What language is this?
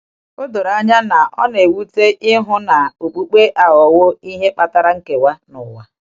Igbo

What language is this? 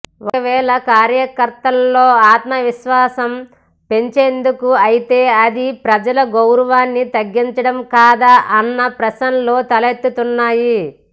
Telugu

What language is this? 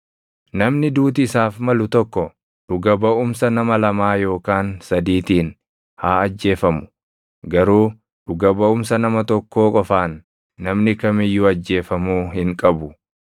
Oromo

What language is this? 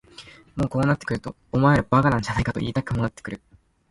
Japanese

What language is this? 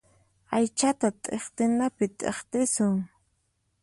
Puno Quechua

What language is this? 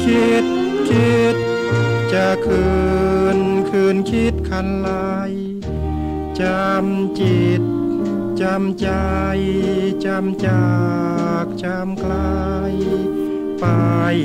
Thai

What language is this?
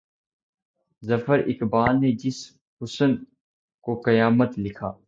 Urdu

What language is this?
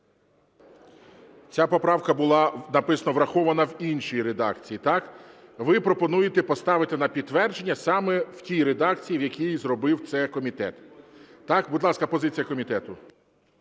Ukrainian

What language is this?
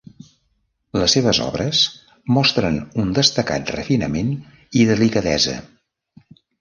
Catalan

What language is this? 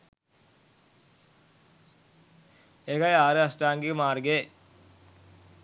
Sinhala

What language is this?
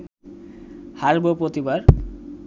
Bangla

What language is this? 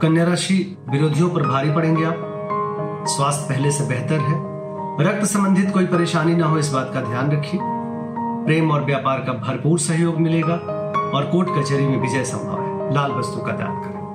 Hindi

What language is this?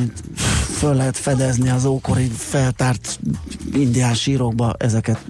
Hungarian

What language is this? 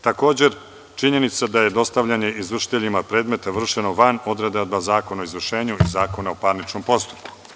Serbian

